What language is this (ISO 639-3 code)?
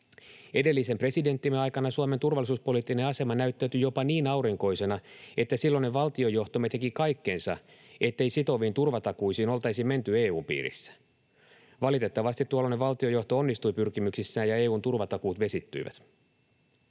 fin